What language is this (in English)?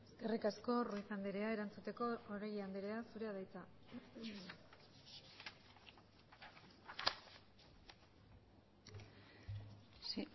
Basque